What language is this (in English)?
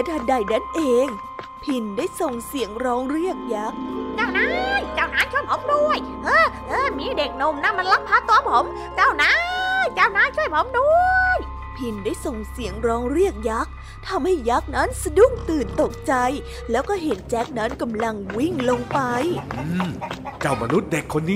Thai